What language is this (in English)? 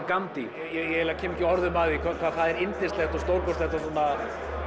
Icelandic